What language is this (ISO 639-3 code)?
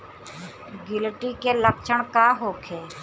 bho